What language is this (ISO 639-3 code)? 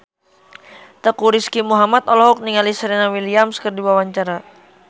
sun